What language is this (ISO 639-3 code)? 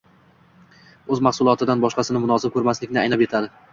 uzb